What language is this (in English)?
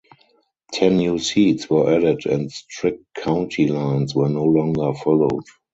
English